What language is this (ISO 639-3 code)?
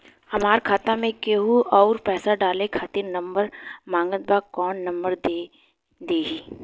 bho